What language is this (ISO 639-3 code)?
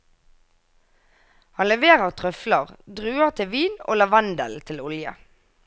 nor